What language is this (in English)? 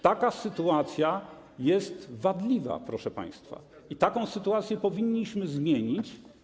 Polish